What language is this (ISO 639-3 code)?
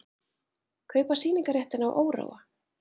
isl